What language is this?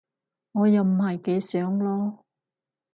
Cantonese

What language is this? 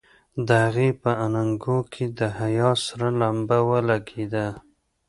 Pashto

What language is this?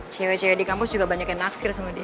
Indonesian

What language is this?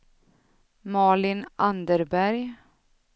Swedish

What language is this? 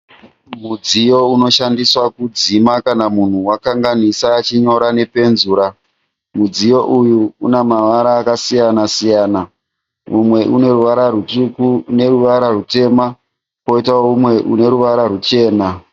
Shona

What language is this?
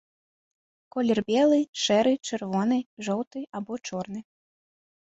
Belarusian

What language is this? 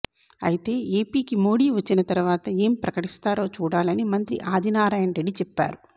Telugu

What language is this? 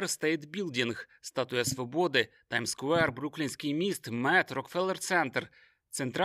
Ukrainian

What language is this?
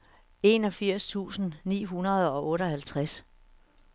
Danish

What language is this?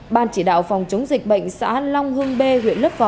Vietnamese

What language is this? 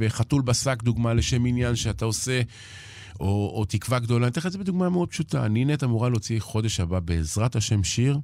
Hebrew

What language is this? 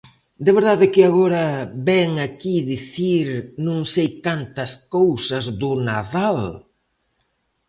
Galician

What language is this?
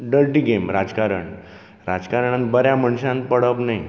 Konkani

